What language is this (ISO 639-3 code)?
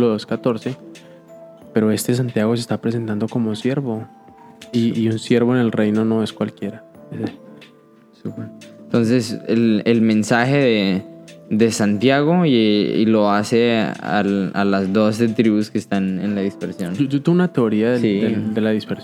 spa